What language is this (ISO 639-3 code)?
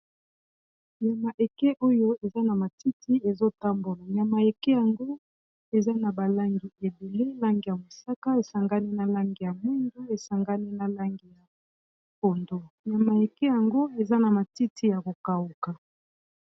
lin